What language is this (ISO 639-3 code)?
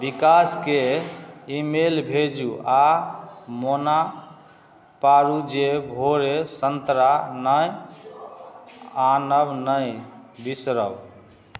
mai